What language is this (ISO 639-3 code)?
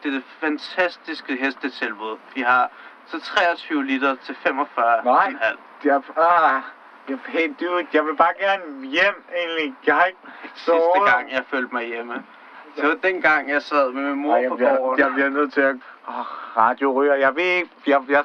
dan